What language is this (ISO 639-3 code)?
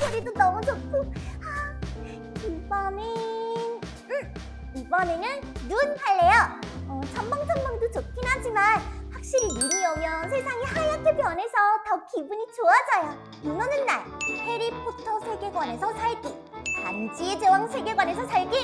kor